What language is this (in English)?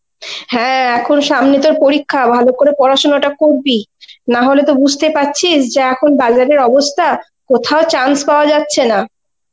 Bangla